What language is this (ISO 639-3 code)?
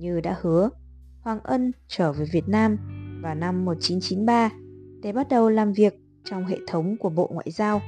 vie